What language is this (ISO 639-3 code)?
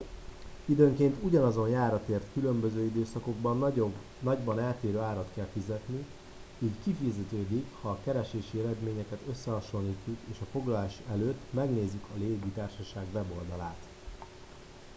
hun